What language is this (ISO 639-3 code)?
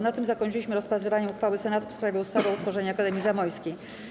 pol